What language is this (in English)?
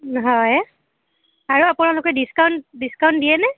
Assamese